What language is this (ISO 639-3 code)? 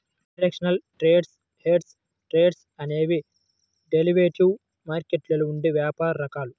tel